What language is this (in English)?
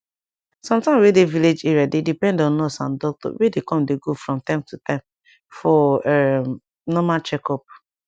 Nigerian Pidgin